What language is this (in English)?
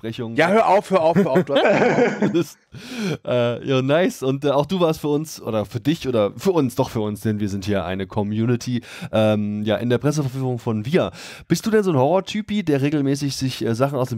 German